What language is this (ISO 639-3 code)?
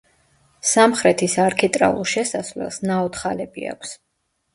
kat